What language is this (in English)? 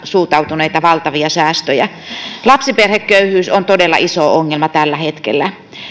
Finnish